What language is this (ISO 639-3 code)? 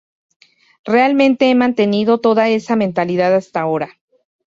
spa